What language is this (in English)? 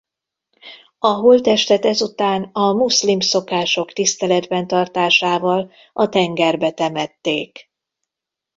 Hungarian